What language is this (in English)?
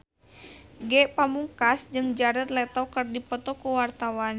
Sundanese